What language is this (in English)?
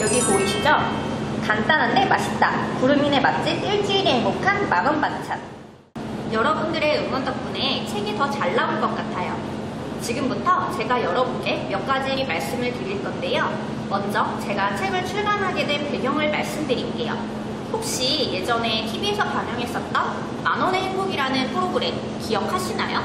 Korean